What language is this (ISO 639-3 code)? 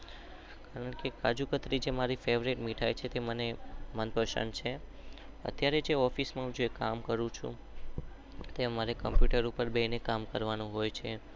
guj